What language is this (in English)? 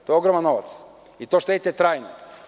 Serbian